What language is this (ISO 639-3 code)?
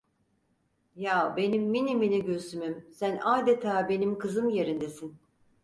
tur